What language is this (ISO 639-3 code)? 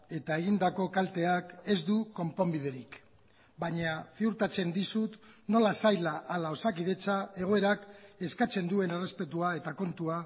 eus